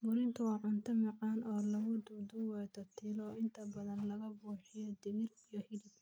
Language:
Somali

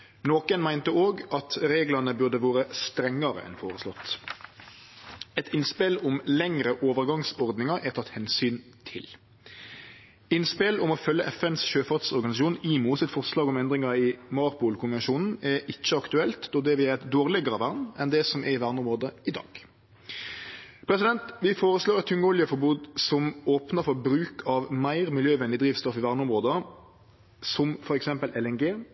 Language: Norwegian Nynorsk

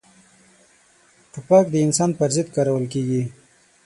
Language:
Pashto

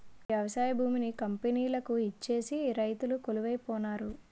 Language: Telugu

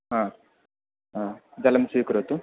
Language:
Sanskrit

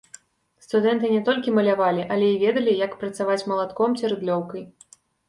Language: Belarusian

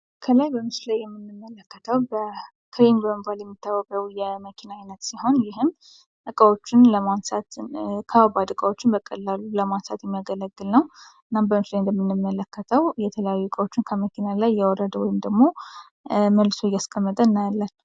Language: Amharic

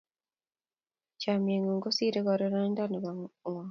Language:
Kalenjin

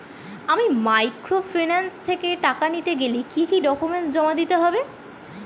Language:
Bangla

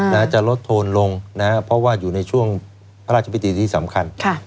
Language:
Thai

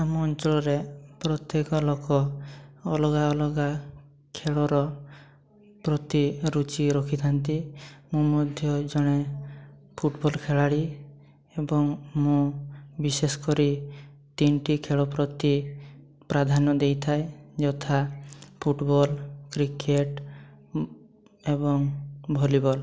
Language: Odia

